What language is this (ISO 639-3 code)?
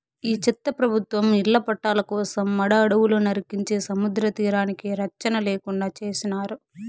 tel